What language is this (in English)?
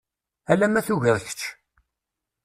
Kabyle